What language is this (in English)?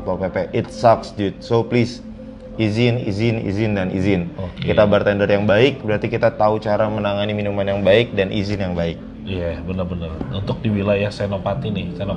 Indonesian